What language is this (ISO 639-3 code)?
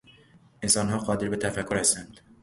fas